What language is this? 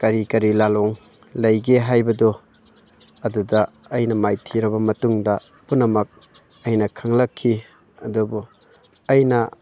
Manipuri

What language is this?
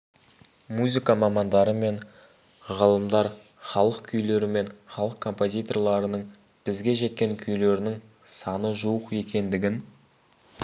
Kazakh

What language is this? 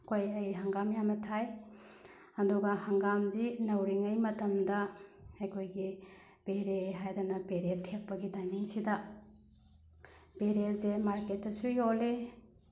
Manipuri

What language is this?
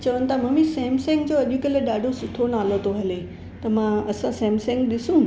Sindhi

